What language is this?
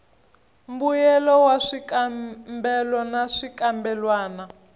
Tsonga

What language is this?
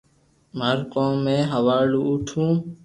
Loarki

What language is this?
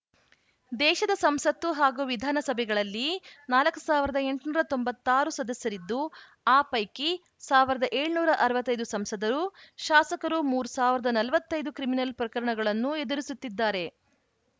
Kannada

